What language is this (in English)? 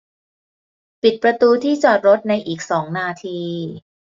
Thai